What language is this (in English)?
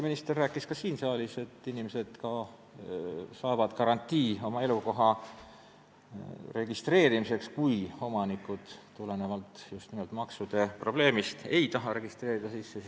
Estonian